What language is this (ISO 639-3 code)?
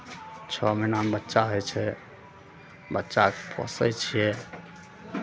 mai